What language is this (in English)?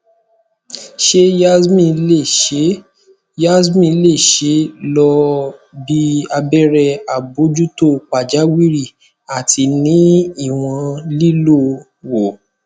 Yoruba